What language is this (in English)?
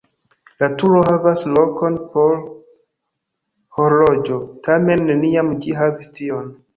Esperanto